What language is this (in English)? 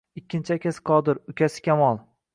Uzbek